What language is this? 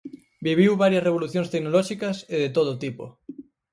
Galician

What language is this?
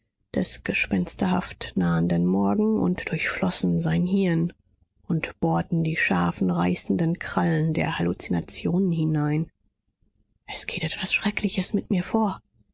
German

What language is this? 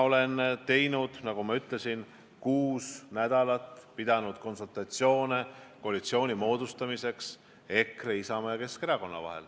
Estonian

